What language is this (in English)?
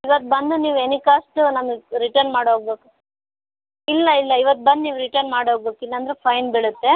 Kannada